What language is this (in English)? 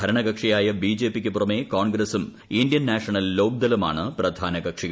Malayalam